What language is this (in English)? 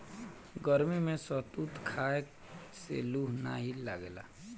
Bhojpuri